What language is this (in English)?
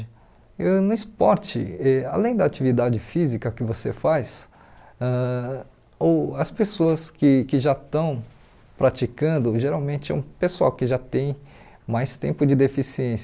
Portuguese